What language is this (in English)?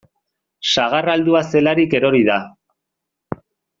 Basque